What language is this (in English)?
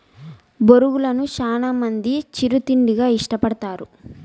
Telugu